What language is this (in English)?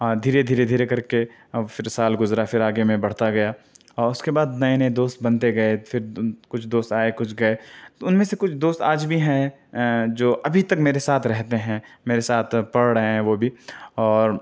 Urdu